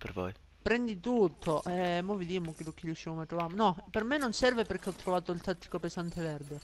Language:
Italian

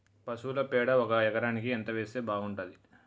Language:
Telugu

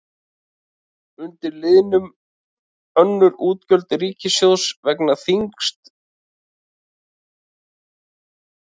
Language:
Icelandic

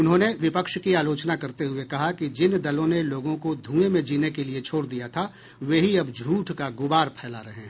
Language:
Hindi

